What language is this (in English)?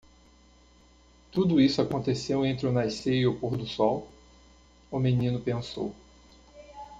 Portuguese